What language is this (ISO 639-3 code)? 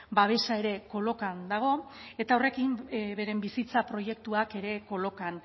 eus